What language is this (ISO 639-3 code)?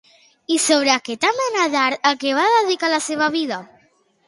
cat